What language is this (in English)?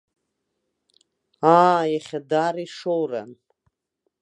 Abkhazian